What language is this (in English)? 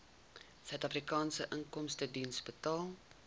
Afrikaans